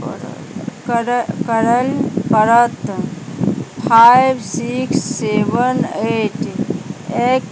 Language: Maithili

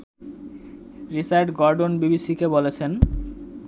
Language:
Bangla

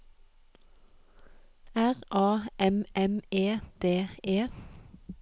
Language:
Norwegian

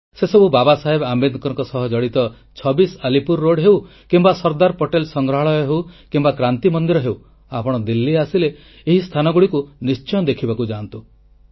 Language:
Odia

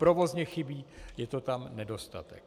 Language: Czech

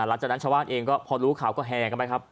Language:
Thai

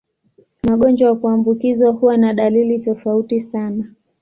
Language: Swahili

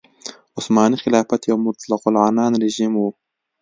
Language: Pashto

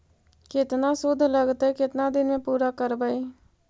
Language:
Magahi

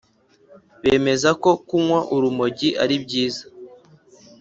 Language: Kinyarwanda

